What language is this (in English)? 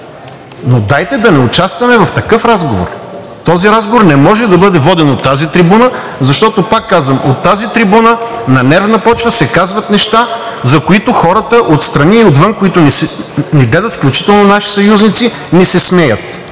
Bulgarian